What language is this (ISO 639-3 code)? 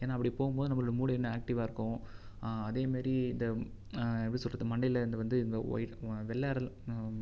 tam